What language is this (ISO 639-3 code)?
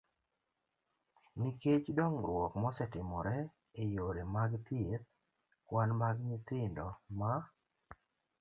luo